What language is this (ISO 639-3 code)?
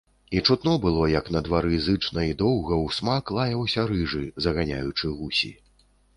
bel